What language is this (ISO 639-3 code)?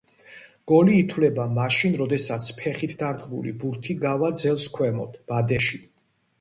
kat